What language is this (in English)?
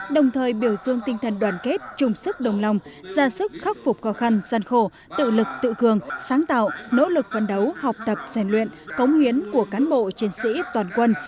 Vietnamese